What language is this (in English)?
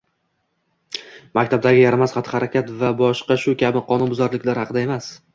Uzbek